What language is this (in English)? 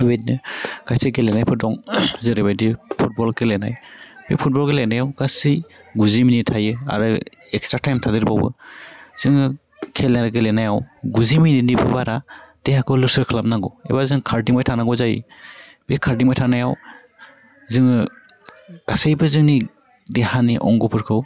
Bodo